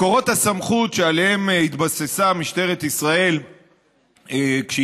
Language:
Hebrew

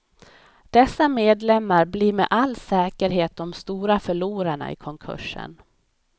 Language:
Swedish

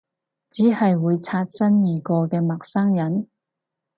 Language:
Cantonese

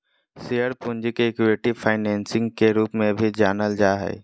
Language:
Magahi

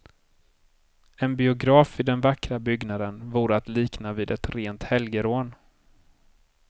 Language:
Swedish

